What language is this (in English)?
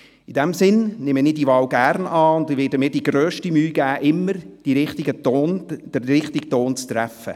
Swiss German